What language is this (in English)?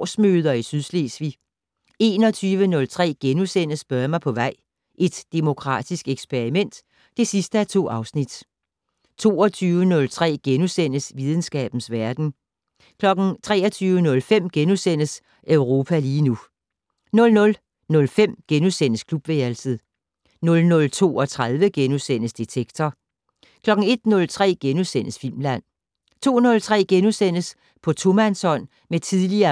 Danish